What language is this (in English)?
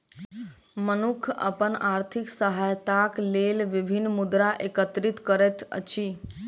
Maithili